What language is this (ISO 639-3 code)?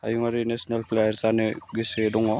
brx